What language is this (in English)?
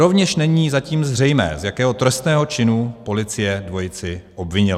Czech